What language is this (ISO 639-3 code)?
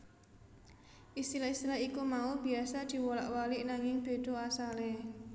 jav